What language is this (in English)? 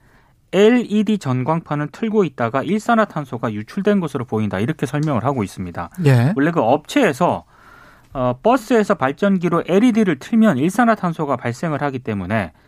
Korean